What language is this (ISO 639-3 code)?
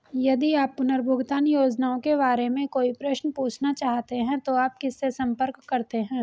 hin